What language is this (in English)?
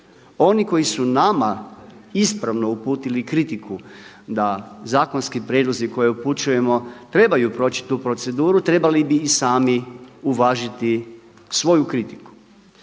Croatian